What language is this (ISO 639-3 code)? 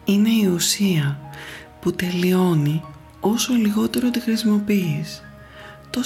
ell